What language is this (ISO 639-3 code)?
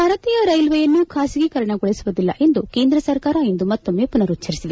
kan